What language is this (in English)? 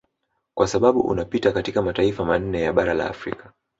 Swahili